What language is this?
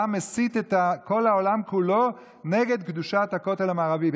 Hebrew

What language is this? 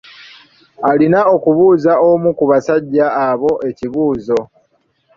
Ganda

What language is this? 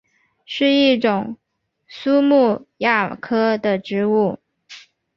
Chinese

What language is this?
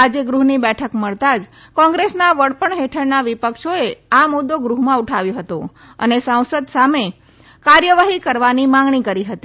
Gujarati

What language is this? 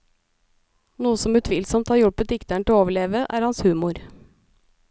Norwegian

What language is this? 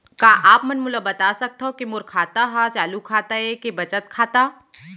Chhattisgarhi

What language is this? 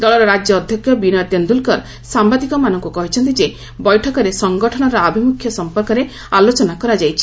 Odia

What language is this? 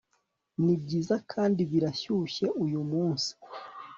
Kinyarwanda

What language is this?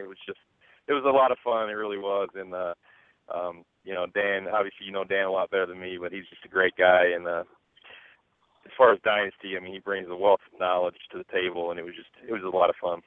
English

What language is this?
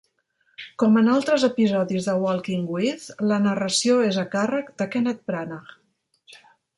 Catalan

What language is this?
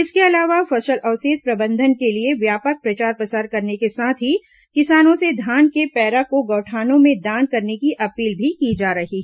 Hindi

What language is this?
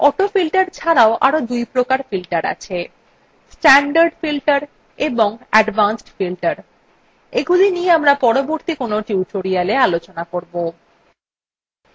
Bangla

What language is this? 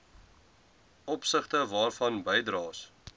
Afrikaans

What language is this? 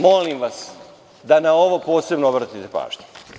Serbian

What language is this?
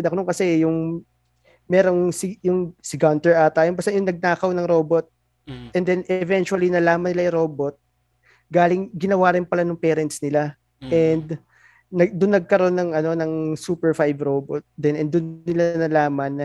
Filipino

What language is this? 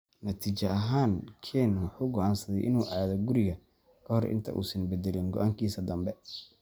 Somali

